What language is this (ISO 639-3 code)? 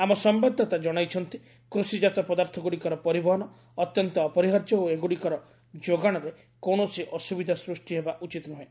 ori